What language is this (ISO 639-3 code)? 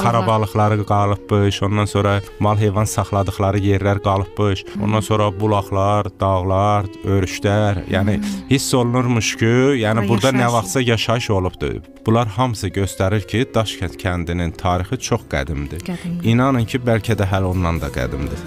tur